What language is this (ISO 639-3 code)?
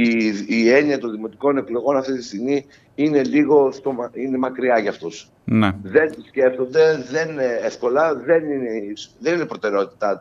ell